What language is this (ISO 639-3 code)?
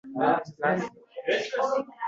uzb